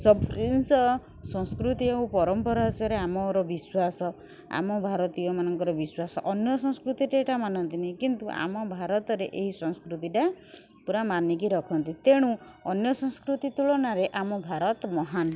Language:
Odia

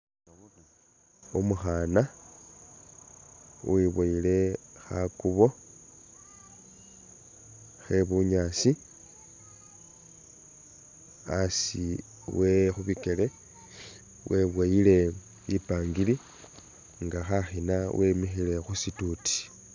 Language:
Masaaba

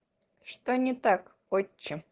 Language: Russian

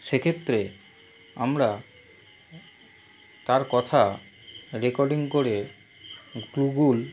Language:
Bangla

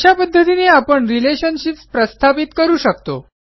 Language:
Marathi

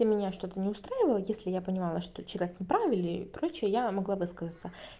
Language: Russian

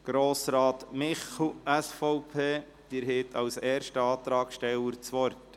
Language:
Swiss German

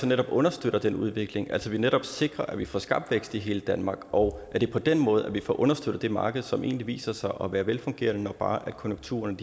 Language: Danish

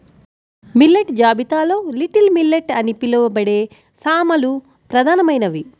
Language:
Telugu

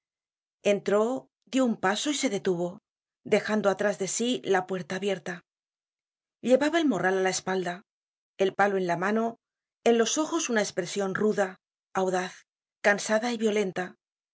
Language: Spanish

